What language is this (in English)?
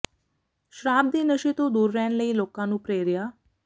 Punjabi